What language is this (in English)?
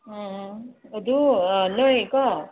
Manipuri